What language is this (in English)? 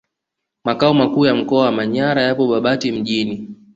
Swahili